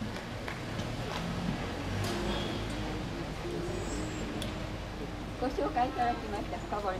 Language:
Japanese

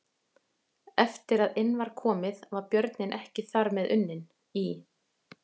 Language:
Icelandic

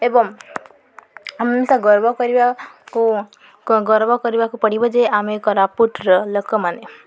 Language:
Odia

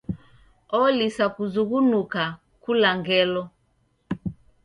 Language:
Taita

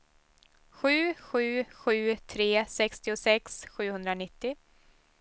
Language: Swedish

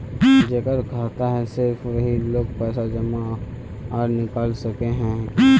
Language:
Magahi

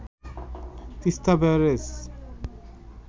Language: Bangla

